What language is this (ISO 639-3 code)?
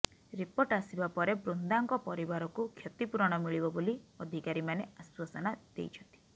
ori